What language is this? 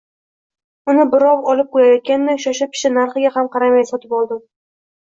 Uzbek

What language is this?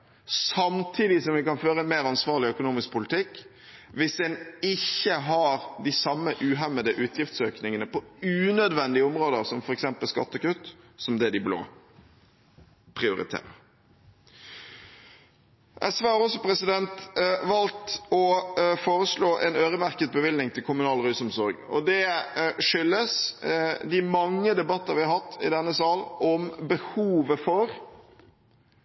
Norwegian Bokmål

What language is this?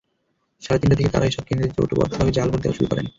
Bangla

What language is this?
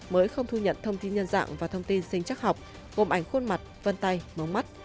Vietnamese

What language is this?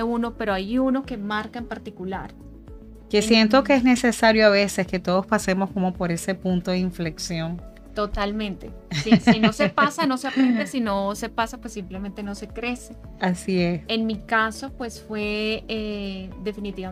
Spanish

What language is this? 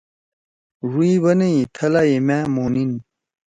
Torwali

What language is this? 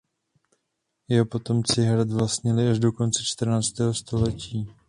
Czech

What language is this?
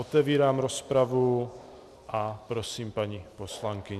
Czech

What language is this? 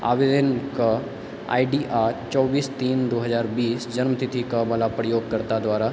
Maithili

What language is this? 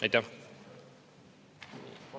Estonian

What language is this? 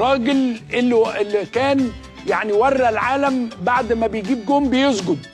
Arabic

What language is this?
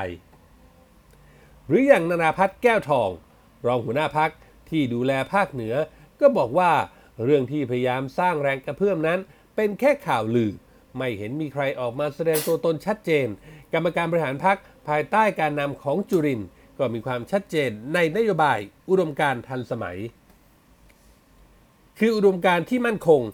Thai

